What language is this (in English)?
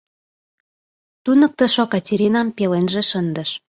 Mari